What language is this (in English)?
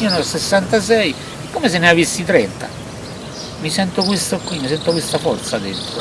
Italian